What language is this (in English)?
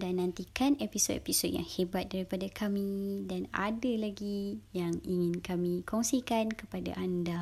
Malay